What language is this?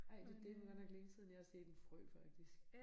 Danish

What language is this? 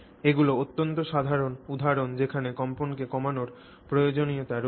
Bangla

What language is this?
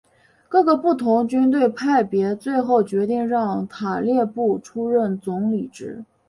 Chinese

